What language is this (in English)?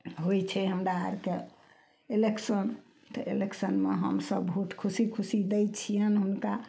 Maithili